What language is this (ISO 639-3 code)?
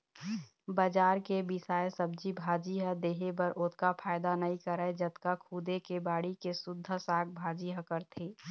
hne